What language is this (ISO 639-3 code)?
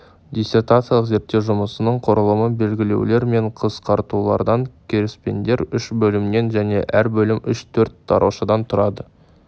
kaz